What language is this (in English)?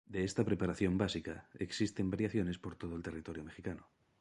Spanish